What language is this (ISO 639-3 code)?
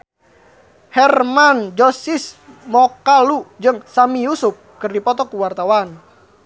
sun